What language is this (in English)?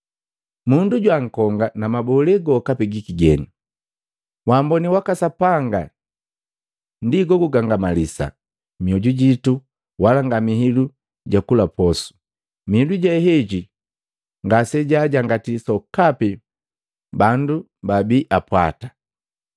Matengo